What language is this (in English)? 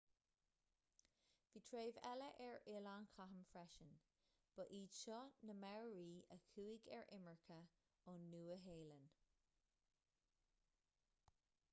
Irish